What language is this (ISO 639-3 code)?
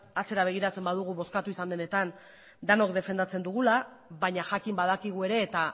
eus